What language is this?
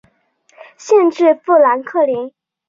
Chinese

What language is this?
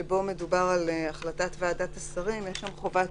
Hebrew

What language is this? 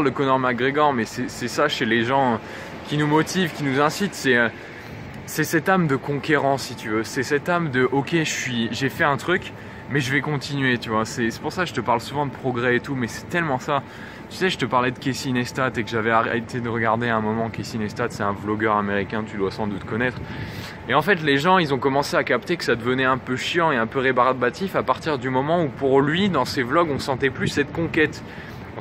French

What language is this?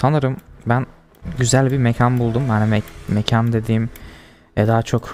Turkish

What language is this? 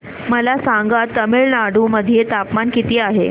Marathi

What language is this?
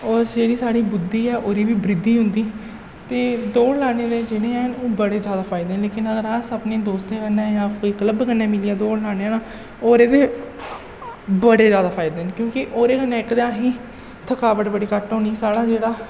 Dogri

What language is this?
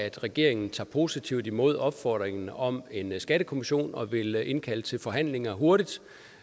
Danish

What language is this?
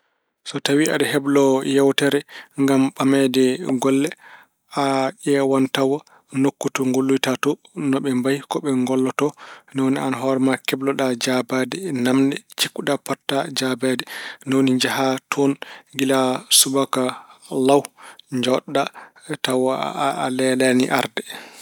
Fula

